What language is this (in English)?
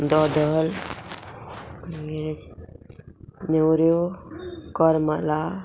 Konkani